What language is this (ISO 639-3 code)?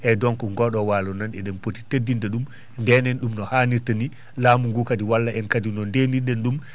ful